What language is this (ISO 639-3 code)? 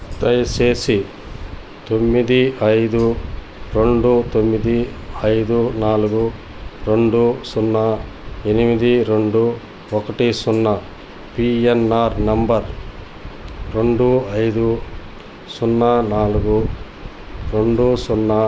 tel